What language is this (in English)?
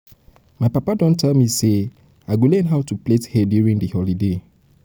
Nigerian Pidgin